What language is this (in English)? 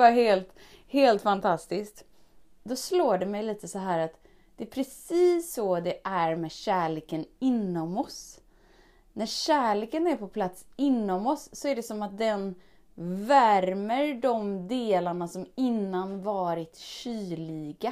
Swedish